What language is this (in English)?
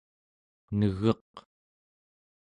Central Yupik